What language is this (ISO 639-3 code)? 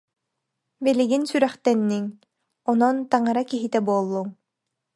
sah